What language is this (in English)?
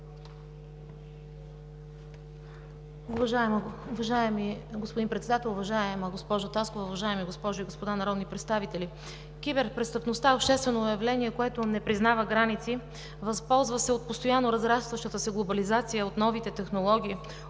Bulgarian